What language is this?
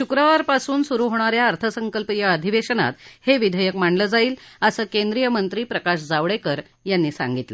Marathi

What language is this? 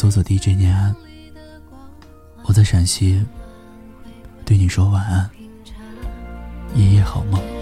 Chinese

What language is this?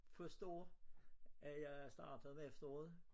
Danish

